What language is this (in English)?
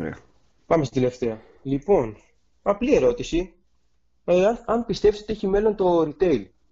Greek